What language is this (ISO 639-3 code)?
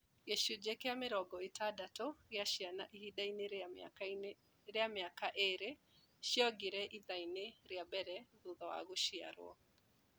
kik